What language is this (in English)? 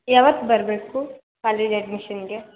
Kannada